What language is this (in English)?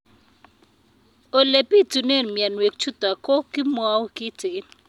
Kalenjin